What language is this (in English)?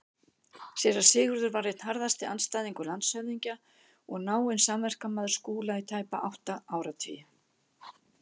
Icelandic